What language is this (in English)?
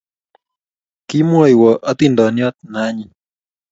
Kalenjin